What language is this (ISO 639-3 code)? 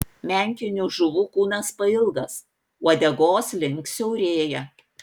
lit